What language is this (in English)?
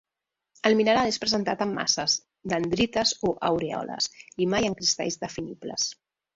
Catalan